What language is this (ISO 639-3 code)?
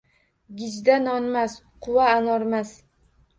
uzb